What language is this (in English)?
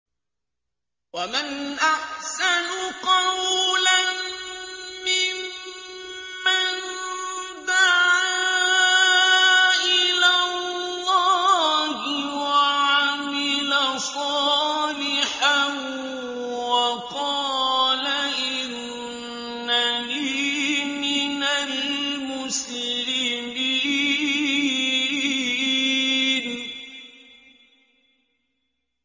Arabic